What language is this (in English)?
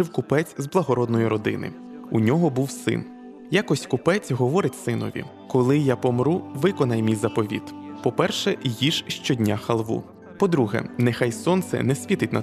Ukrainian